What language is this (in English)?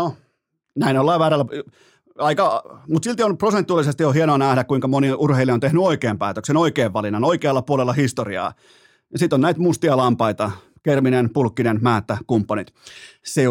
Finnish